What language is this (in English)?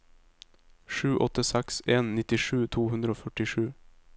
Norwegian